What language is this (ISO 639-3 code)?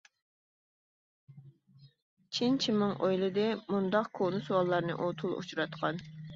uig